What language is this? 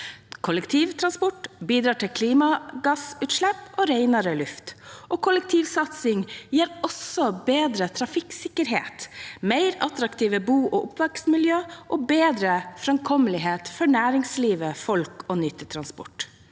Norwegian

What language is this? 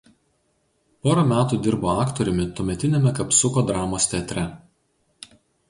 Lithuanian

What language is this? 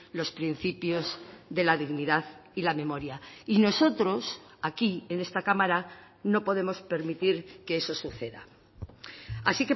Spanish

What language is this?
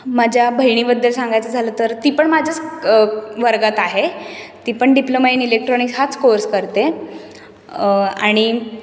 Marathi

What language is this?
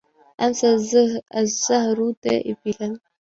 Arabic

